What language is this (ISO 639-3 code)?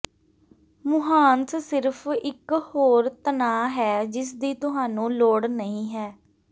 pan